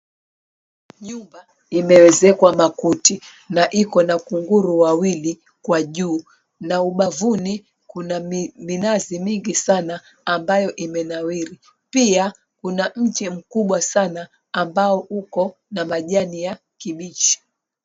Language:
Swahili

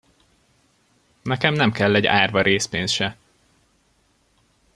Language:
Hungarian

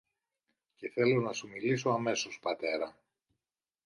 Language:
Greek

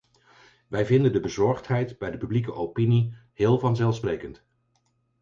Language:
Dutch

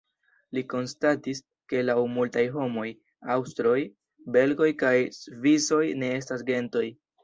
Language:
Esperanto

